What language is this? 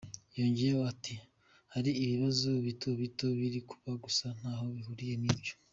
Kinyarwanda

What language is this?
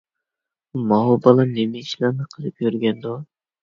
Uyghur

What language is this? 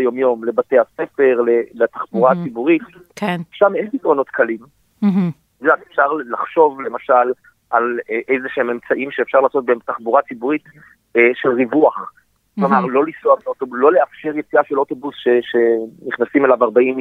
Hebrew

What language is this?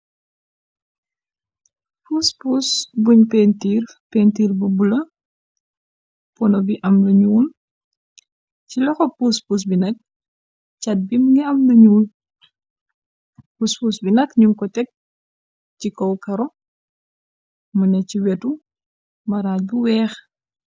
Wolof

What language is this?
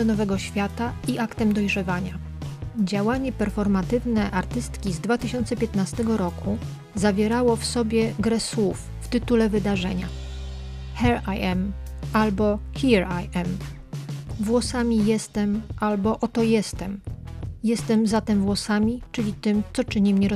Polish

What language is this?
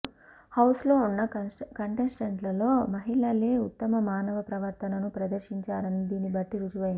Telugu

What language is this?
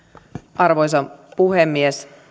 Finnish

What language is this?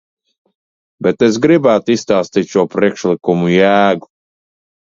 Latvian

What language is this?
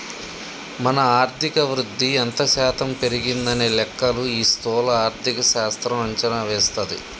Telugu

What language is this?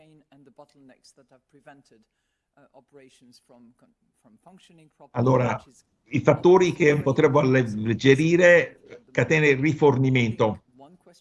Italian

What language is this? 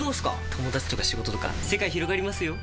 Japanese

